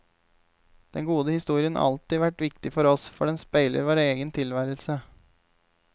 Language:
Norwegian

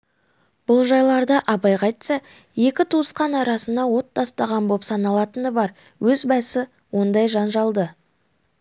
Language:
Kazakh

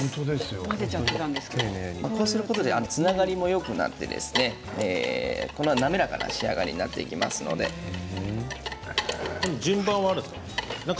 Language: Japanese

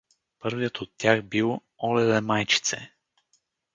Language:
Bulgarian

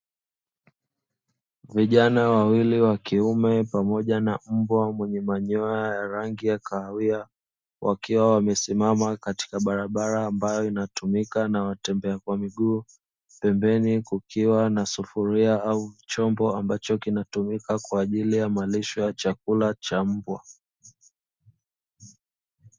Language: Swahili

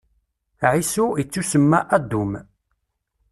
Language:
Kabyle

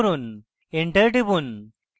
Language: Bangla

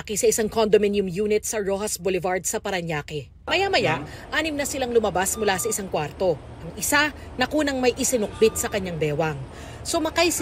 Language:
Filipino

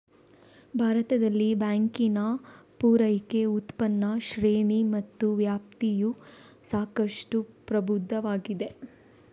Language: Kannada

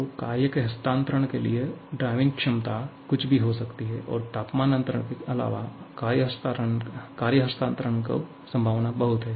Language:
Hindi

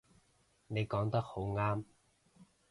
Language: Cantonese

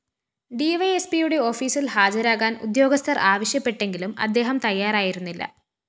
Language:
Malayalam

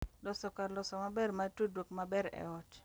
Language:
Luo (Kenya and Tanzania)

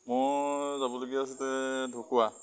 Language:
Assamese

